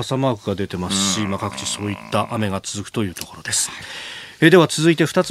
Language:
Japanese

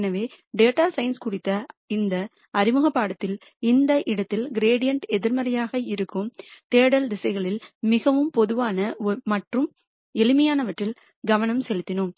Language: Tamil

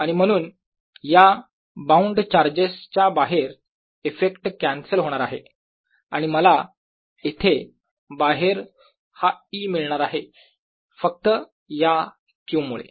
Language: Marathi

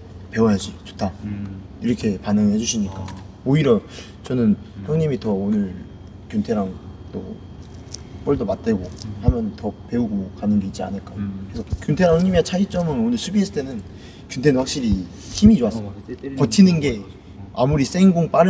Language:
Korean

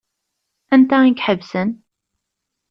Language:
Kabyle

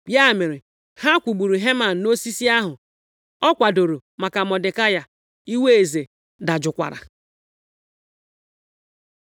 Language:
Igbo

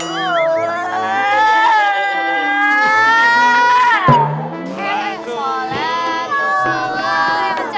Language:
Indonesian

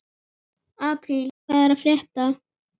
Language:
Icelandic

